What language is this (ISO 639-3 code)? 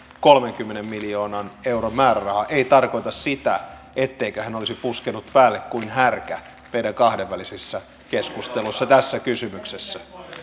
fin